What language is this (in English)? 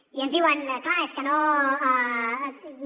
Catalan